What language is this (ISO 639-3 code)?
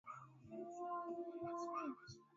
swa